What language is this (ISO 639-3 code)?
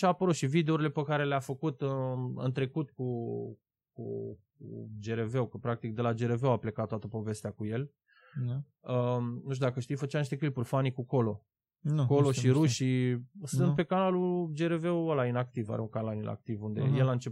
ron